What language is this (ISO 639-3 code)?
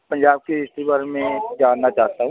pan